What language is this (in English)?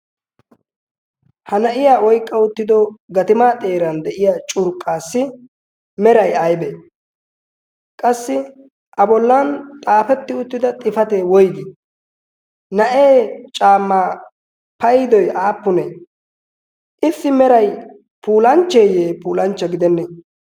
Wolaytta